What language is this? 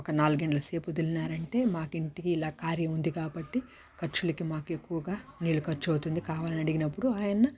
Telugu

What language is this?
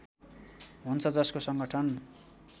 Nepali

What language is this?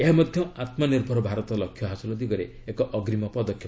Odia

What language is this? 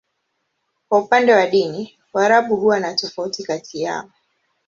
Swahili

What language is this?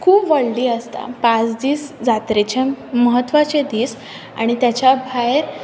Konkani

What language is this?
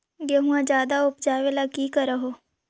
Magahi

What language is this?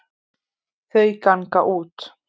Icelandic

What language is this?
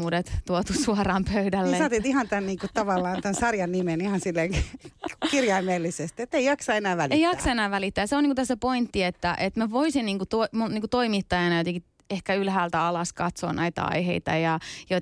Finnish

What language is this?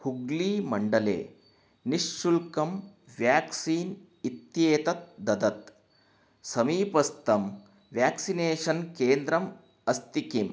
Sanskrit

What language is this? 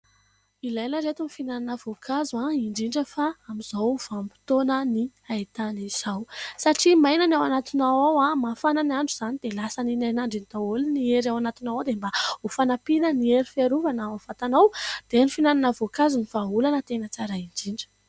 Malagasy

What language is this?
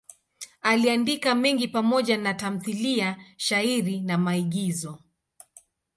Swahili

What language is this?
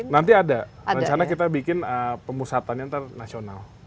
Indonesian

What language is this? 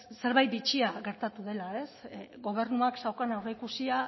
Basque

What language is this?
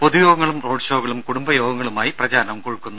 Malayalam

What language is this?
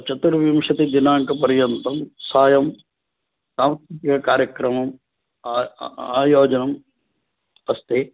Sanskrit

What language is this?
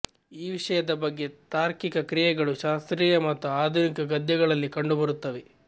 Kannada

